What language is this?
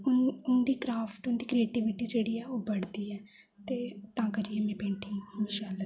Dogri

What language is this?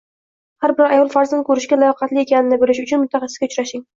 Uzbek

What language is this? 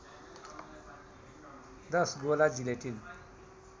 Nepali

